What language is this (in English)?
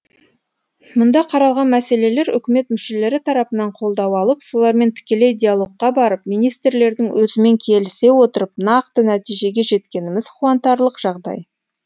Kazakh